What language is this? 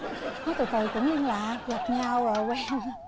Vietnamese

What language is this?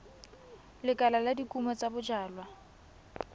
Tswana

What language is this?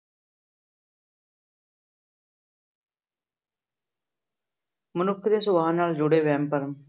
Punjabi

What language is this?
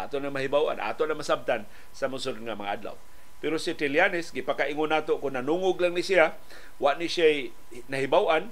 Filipino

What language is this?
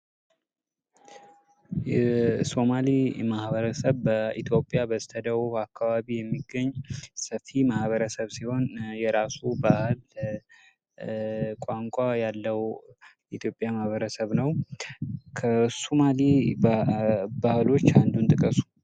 Amharic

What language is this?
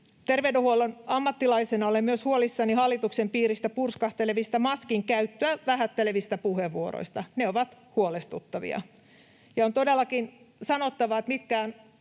Finnish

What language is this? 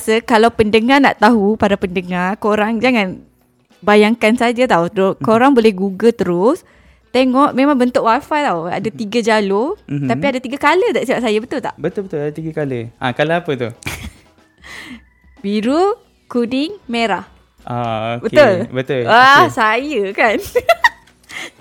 Malay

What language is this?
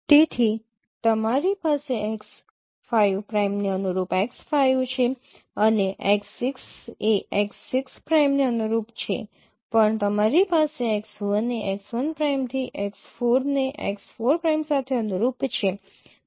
Gujarati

